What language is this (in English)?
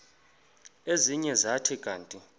Xhosa